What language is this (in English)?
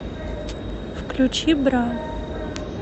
Russian